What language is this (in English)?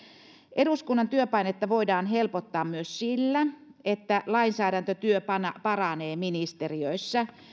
Finnish